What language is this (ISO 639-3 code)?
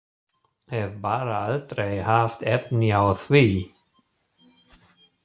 isl